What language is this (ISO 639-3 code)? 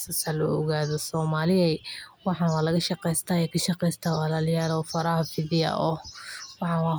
som